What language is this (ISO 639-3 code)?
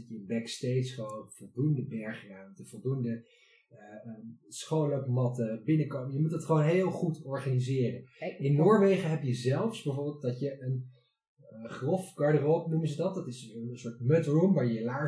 nld